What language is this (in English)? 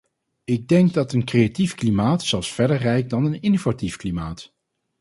Dutch